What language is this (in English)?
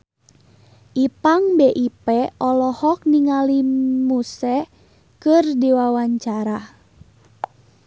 Sundanese